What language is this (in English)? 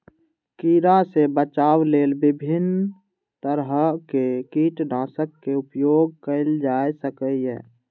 Maithili